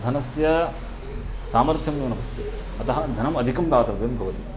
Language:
Sanskrit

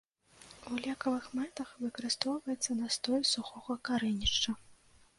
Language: Belarusian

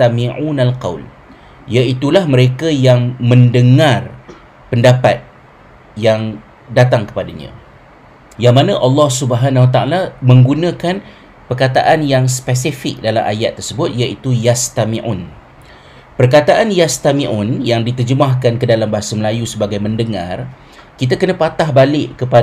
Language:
Malay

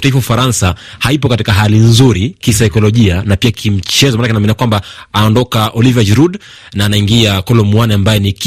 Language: Swahili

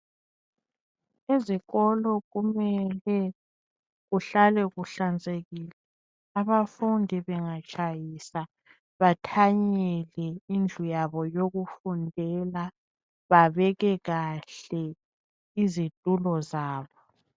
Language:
North Ndebele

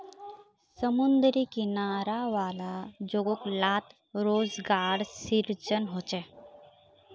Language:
Magahi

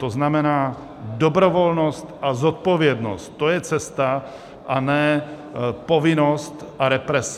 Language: Czech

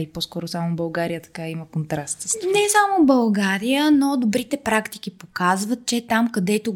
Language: Bulgarian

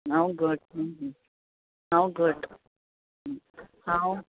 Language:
Konkani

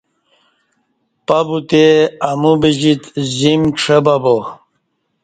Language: Kati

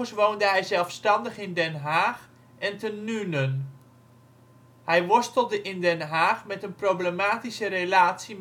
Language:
Dutch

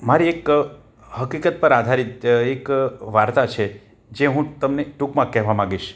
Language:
Gujarati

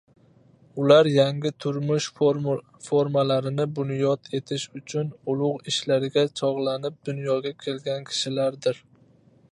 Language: Uzbek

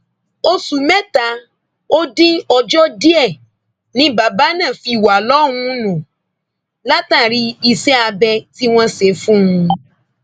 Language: Yoruba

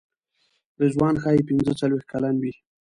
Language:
Pashto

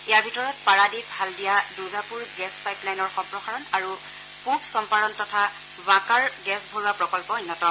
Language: Assamese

